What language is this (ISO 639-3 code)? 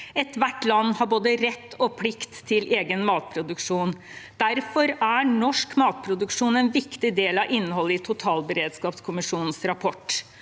nor